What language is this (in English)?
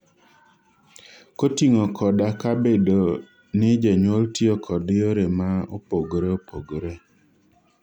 Luo (Kenya and Tanzania)